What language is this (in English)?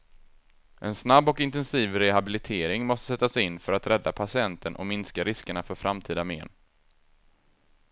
Swedish